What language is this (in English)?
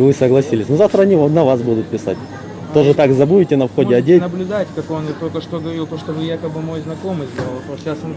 Russian